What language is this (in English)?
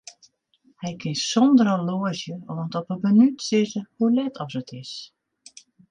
Western Frisian